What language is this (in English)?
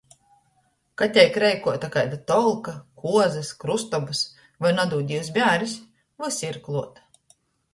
Latgalian